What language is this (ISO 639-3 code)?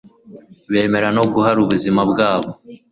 kin